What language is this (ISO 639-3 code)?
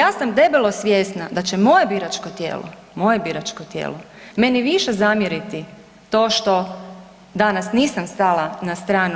hrv